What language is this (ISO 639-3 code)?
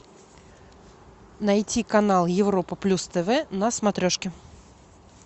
rus